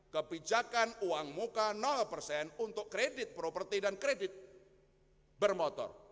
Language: Indonesian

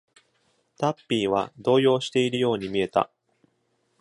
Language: Japanese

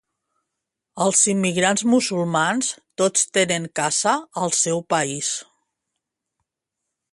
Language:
Catalan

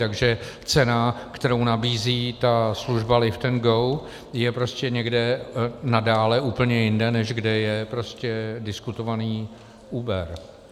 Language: Czech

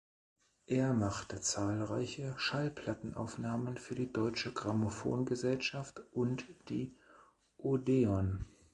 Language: German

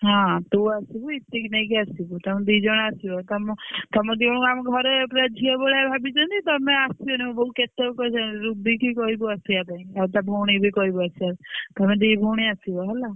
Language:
Odia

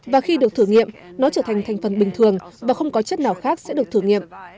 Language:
Vietnamese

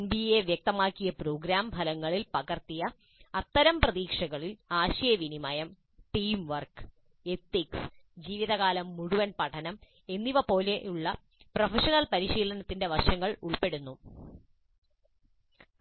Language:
Malayalam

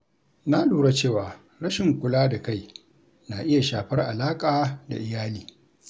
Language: Hausa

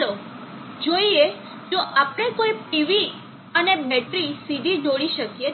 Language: Gujarati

